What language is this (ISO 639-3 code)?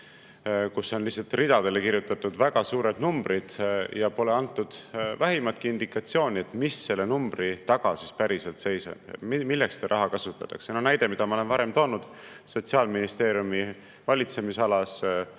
est